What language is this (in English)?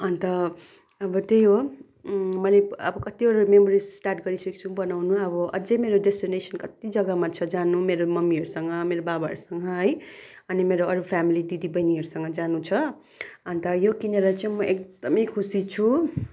Nepali